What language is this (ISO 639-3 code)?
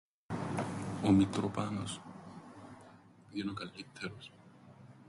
ell